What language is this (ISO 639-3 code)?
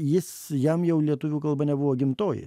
lit